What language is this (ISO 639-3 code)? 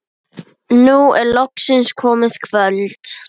isl